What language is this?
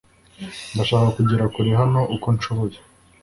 Kinyarwanda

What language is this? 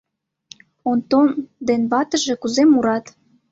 Mari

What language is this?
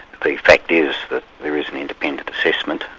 English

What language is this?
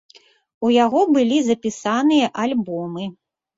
Belarusian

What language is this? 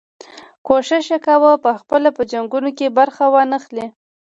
Pashto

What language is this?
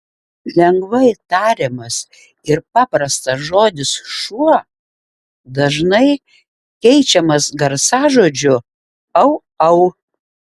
Lithuanian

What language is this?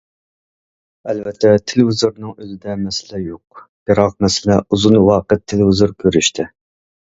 Uyghur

